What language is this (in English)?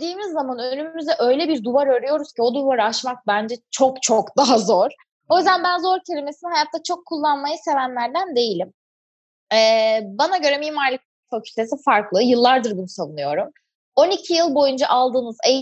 Turkish